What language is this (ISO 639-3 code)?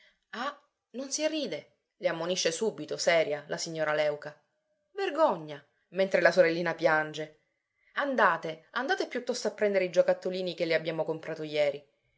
ita